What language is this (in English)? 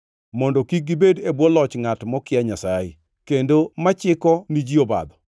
Luo (Kenya and Tanzania)